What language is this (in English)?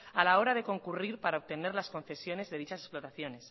Spanish